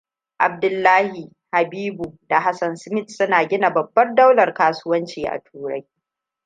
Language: Hausa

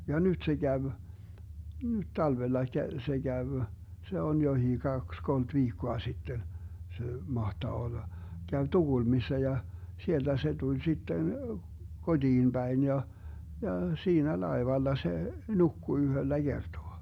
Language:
Finnish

